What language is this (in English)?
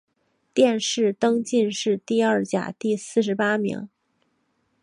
Chinese